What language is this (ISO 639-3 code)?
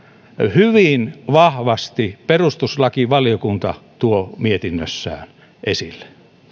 fin